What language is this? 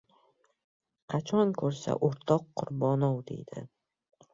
Uzbek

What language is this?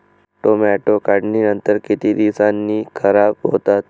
Marathi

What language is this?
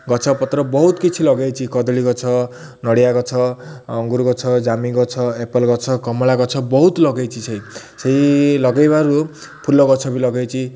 Odia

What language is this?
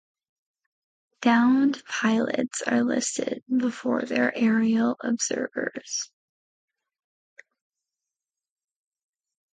English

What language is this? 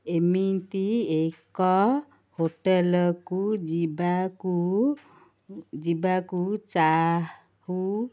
Odia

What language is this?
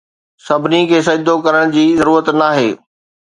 Sindhi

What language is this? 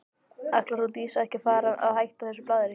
Icelandic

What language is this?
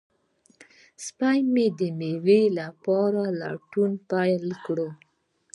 Pashto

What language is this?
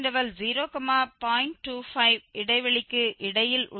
Tamil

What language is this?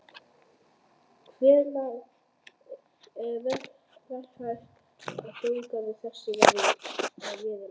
Icelandic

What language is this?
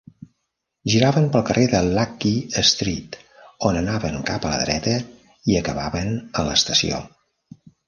Catalan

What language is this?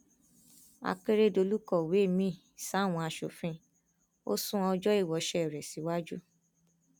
Yoruba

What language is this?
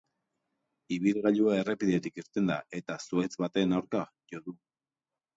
Basque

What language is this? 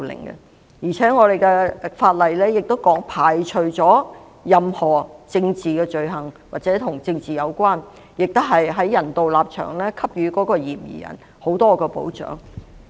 Cantonese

